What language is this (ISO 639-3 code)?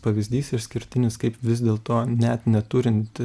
lit